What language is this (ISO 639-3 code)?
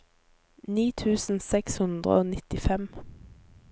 nor